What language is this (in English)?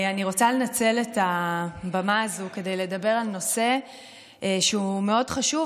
Hebrew